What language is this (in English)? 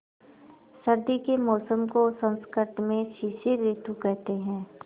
Hindi